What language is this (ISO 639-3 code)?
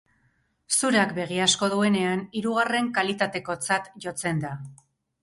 eus